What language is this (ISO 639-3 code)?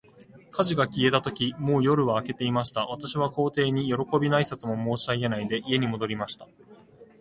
jpn